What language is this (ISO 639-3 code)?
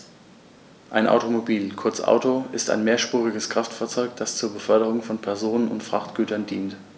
deu